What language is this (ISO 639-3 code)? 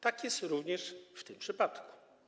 pol